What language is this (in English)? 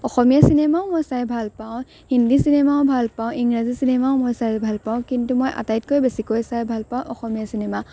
Assamese